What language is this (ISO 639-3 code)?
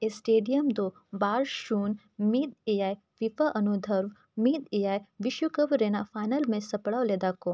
sat